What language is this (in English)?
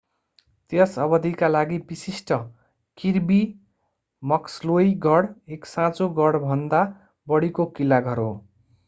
Nepali